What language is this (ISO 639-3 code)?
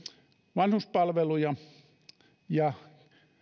fin